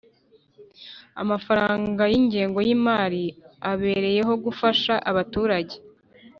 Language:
Kinyarwanda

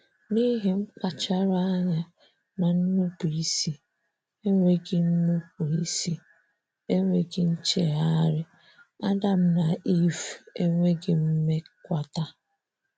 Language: Igbo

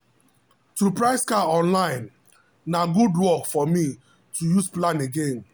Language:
Nigerian Pidgin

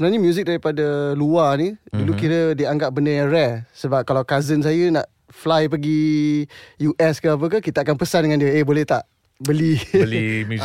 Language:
Malay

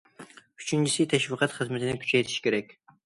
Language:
Uyghur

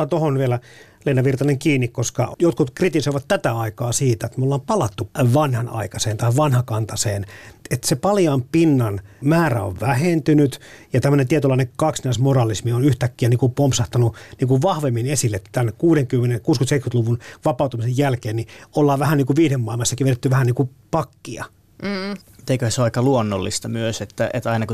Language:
Finnish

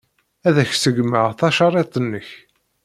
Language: Kabyle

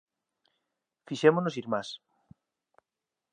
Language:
Galician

